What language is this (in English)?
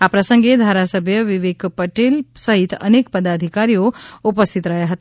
Gujarati